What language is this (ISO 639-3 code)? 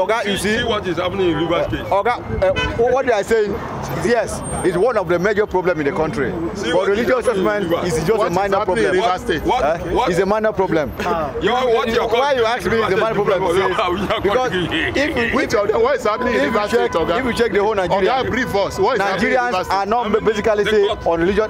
eng